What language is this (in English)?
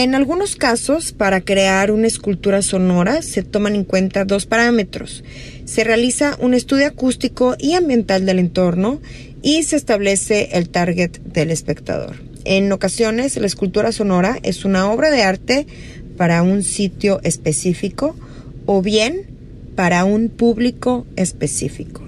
Spanish